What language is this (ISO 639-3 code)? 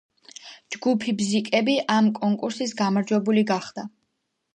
kat